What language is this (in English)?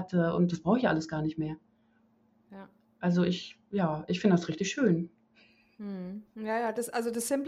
German